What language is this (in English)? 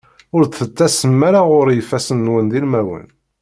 Kabyle